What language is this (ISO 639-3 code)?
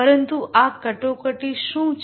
guj